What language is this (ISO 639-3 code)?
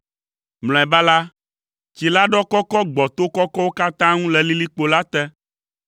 ewe